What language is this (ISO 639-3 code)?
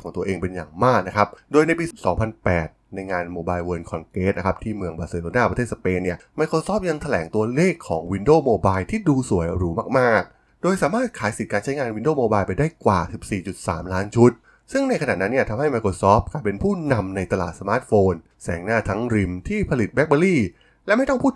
tha